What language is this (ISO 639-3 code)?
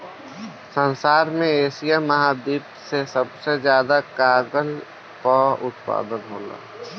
bho